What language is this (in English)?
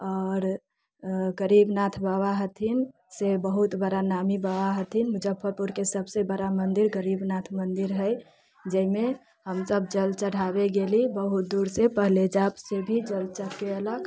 Maithili